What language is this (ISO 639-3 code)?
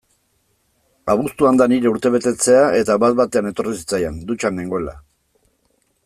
eus